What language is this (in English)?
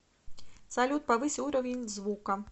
Russian